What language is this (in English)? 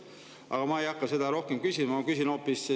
Estonian